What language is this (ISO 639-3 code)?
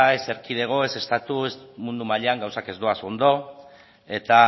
eus